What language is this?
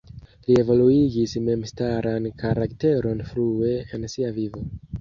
Esperanto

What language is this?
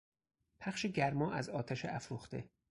Persian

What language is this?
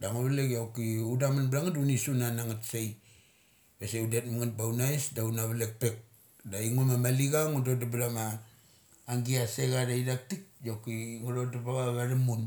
Mali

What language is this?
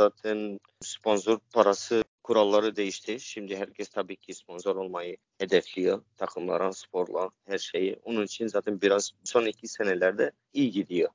Turkish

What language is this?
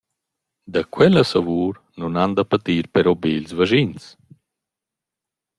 Romansh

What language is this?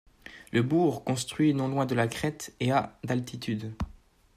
French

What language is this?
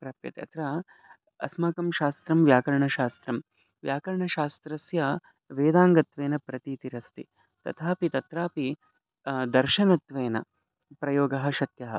Sanskrit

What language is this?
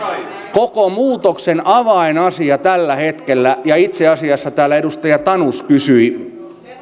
Finnish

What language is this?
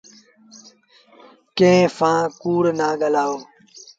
Sindhi Bhil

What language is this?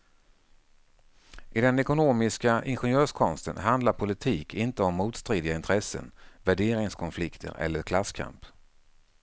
Swedish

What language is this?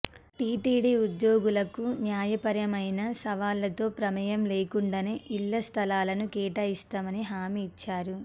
Telugu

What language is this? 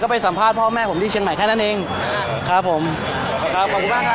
Thai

